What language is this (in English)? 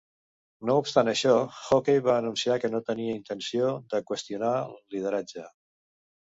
Catalan